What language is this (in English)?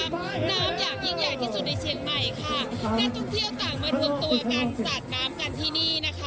Thai